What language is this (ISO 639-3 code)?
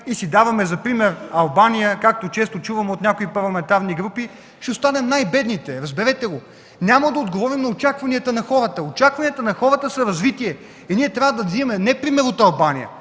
bul